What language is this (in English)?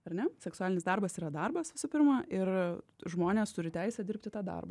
Lithuanian